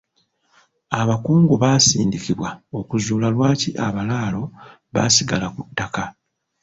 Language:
Ganda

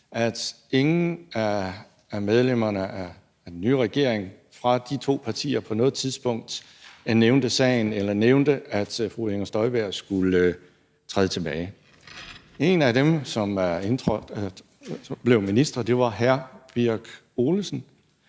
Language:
Danish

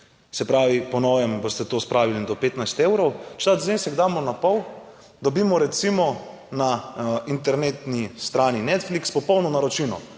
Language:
Slovenian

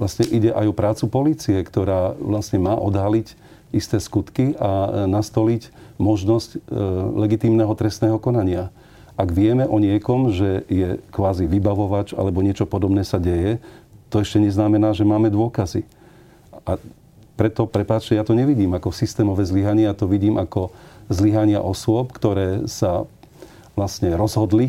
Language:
Slovak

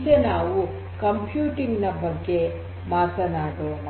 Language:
Kannada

